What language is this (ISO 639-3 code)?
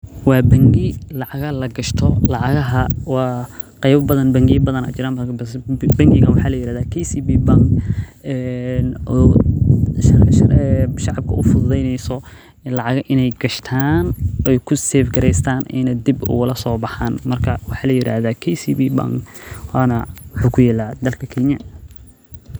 som